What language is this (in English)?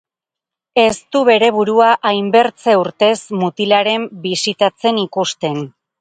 Basque